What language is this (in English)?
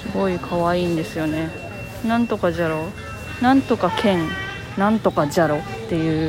Japanese